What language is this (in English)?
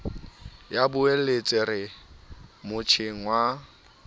Southern Sotho